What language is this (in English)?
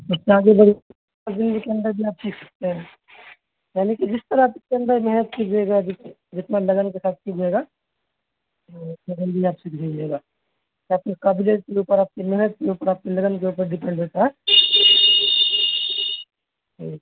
Urdu